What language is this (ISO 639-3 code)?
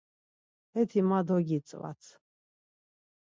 lzz